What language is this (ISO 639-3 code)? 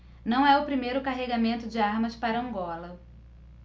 por